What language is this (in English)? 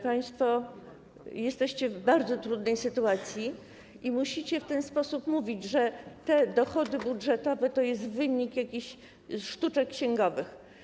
Polish